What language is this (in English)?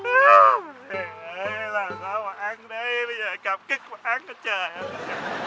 Vietnamese